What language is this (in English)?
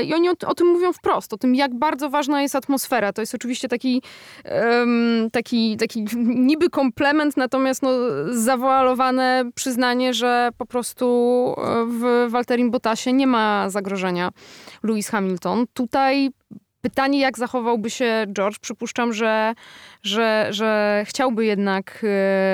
Polish